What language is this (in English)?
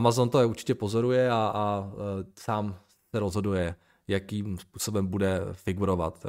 Czech